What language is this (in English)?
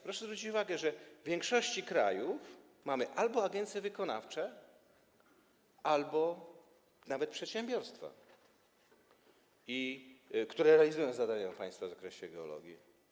Polish